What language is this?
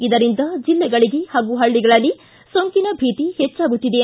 Kannada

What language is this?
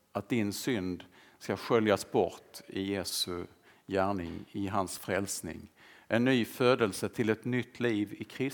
Swedish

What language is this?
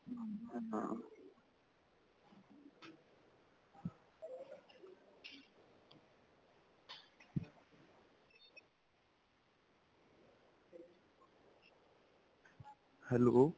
Punjabi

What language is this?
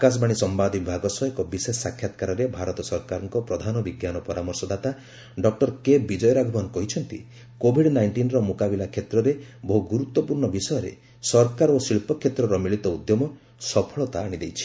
Odia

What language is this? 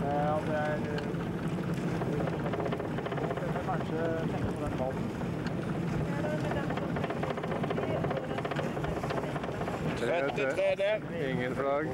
Norwegian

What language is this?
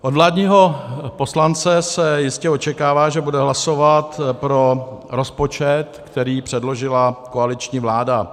Czech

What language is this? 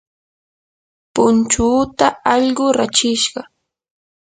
Yanahuanca Pasco Quechua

